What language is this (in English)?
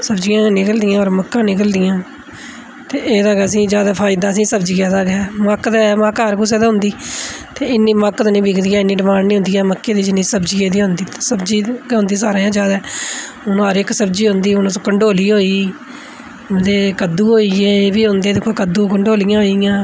Dogri